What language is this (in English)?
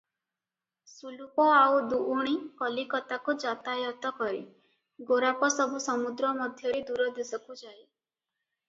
Odia